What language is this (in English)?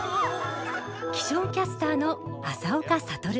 Japanese